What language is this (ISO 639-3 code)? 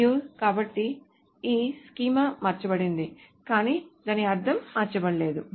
tel